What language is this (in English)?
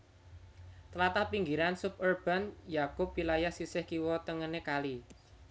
Javanese